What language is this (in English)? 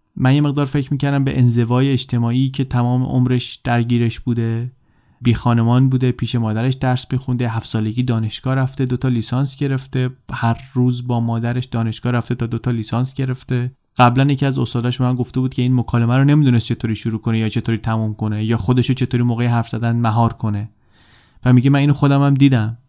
Persian